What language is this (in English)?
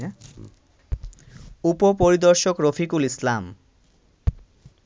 Bangla